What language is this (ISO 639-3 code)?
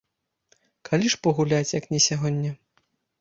bel